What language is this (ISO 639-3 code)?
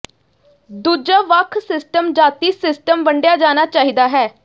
pan